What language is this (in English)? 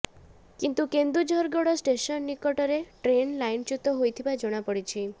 Odia